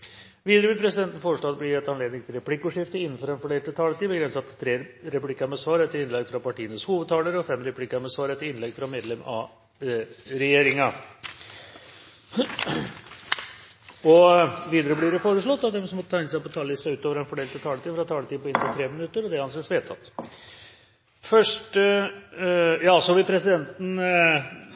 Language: Norwegian Bokmål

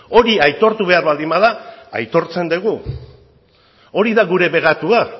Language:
Basque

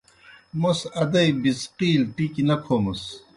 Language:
Kohistani Shina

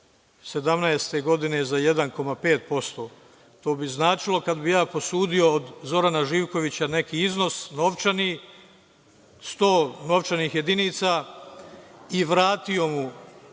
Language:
Serbian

